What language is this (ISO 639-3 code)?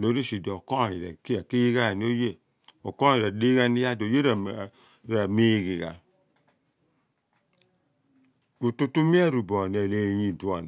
abn